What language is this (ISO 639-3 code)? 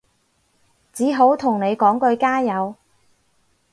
yue